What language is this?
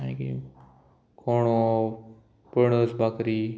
Konkani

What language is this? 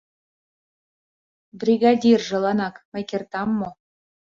Mari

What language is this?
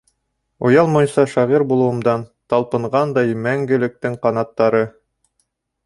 Bashkir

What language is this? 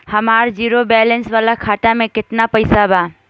Bhojpuri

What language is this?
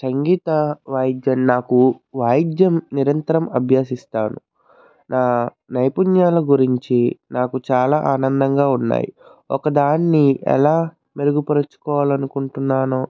Telugu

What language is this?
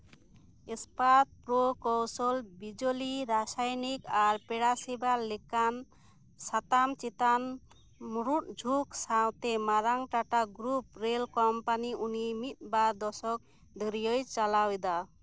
Santali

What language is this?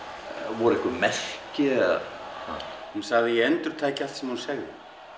Icelandic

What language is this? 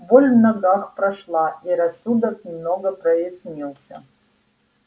Russian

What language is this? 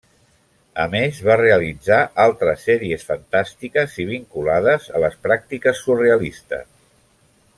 Catalan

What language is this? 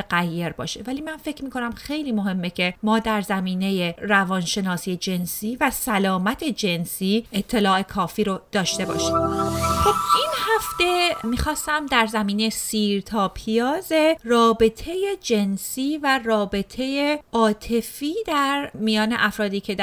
Persian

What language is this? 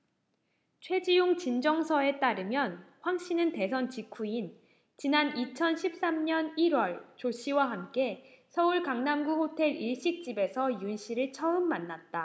Korean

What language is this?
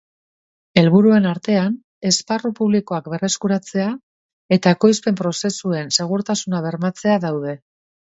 Basque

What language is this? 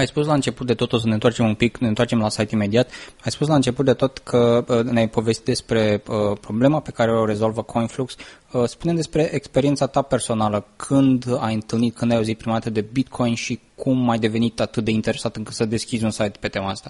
Romanian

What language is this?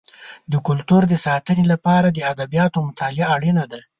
Pashto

